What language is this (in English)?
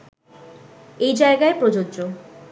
Bangla